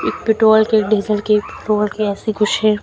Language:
Hindi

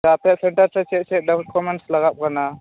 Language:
Santali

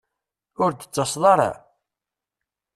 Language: Kabyle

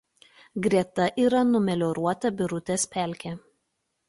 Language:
Lithuanian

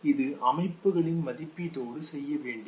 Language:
Tamil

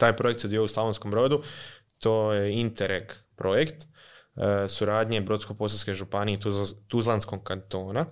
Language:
Croatian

